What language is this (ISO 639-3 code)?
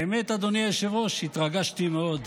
heb